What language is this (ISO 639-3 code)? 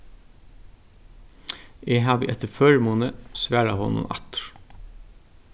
fao